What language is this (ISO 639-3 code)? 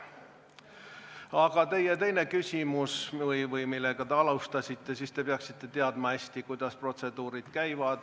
est